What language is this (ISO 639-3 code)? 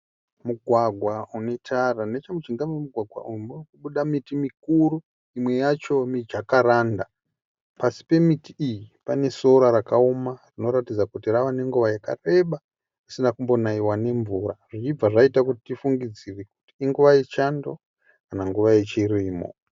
sna